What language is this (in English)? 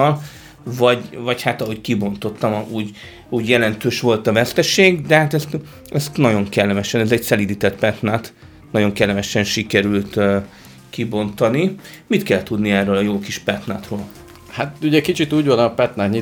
Hungarian